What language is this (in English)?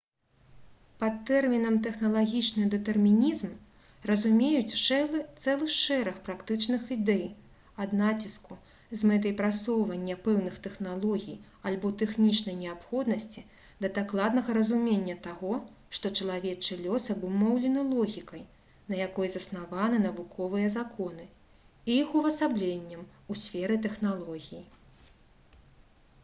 Belarusian